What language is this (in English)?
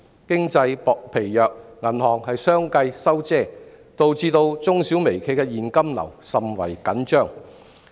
Cantonese